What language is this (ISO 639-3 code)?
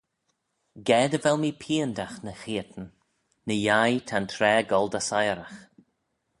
glv